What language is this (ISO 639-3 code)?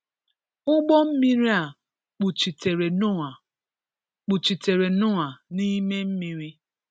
ibo